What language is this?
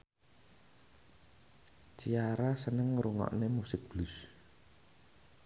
Javanese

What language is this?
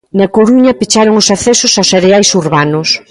Galician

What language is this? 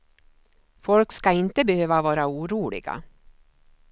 Swedish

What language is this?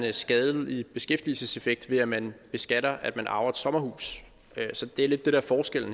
Danish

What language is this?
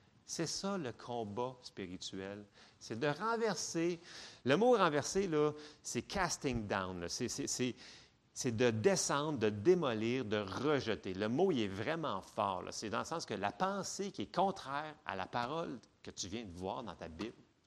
French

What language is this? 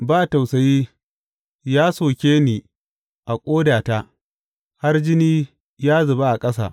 Hausa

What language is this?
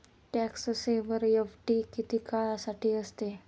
Marathi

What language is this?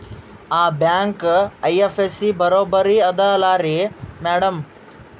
Kannada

